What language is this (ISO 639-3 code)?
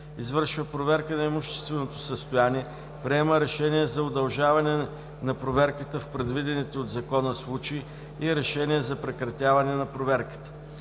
bul